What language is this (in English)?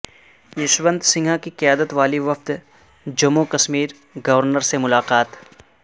Urdu